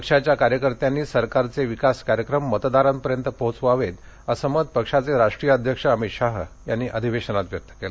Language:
Marathi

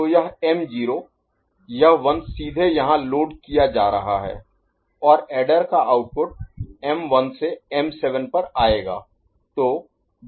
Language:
Hindi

